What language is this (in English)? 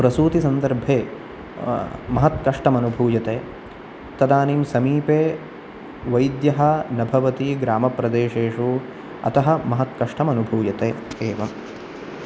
Sanskrit